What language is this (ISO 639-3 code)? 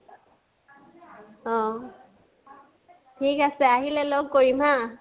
asm